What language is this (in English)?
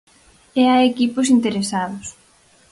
Galician